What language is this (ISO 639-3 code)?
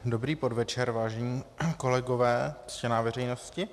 ces